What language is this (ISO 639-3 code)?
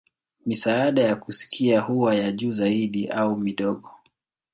swa